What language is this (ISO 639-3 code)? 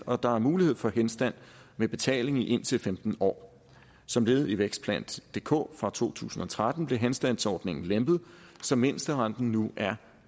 dan